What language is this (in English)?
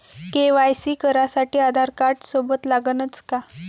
Marathi